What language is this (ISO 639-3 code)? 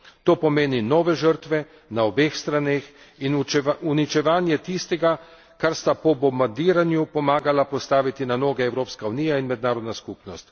slv